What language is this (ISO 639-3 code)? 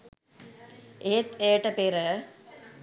sin